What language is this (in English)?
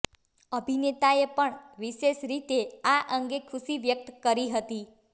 Gujarati